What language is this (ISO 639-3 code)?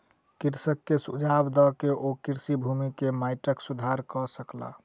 mai